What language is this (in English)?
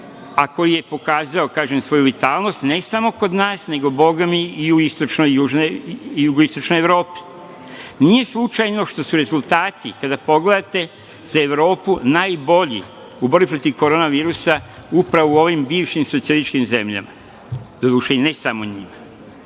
Serbian